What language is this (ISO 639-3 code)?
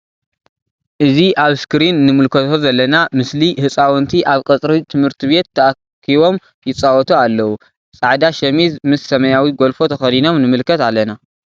tir